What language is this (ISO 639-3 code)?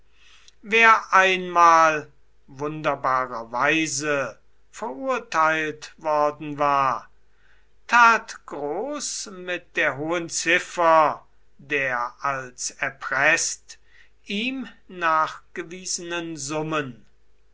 deu